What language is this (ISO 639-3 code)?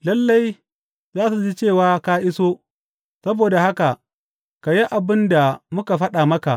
hau